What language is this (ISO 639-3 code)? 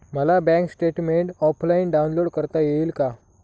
mar